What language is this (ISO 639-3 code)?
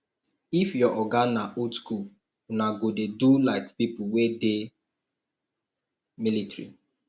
pcm